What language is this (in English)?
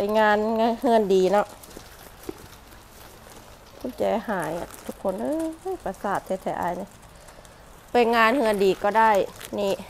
Thai